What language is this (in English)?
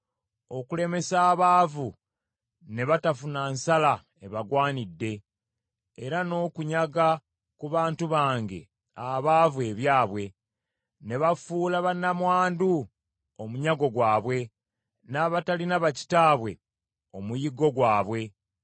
Ganda